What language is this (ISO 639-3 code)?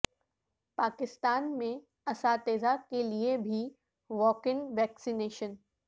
urd